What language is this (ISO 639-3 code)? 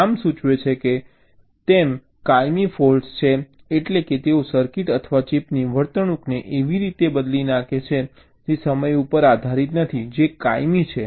guj